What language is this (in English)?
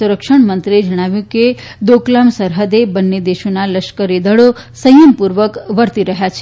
Gujarati